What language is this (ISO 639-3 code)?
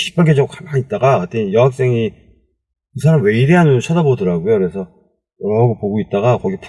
kor